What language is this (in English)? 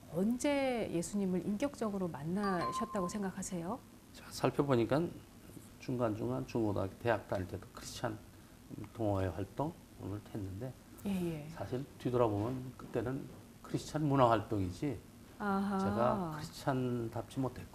Korean